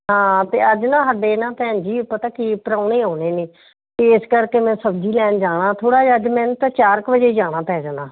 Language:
Punjabi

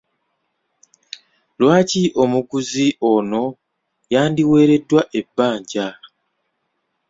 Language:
Ganda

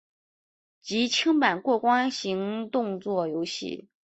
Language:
Chinese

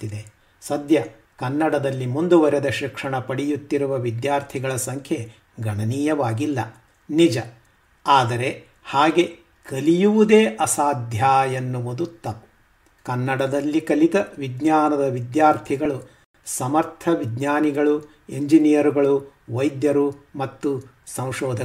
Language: Kannada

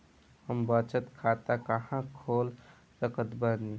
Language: Bhojpuri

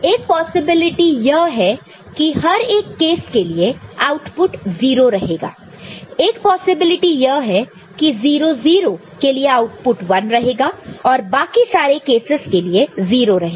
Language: Hindi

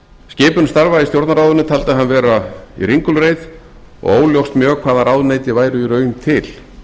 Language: Icelandic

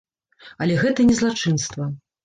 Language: Belarusian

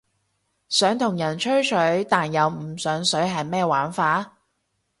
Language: Cantonese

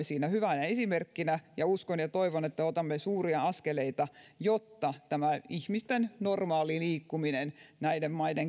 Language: Finnish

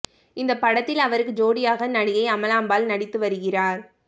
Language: Tamil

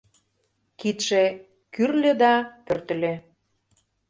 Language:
Mari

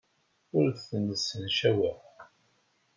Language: Kabyle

